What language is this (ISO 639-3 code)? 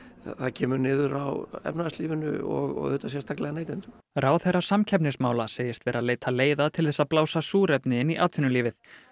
isl